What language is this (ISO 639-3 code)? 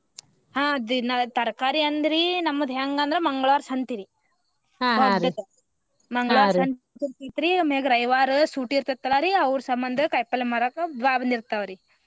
kan